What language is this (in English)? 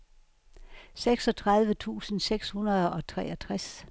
Danish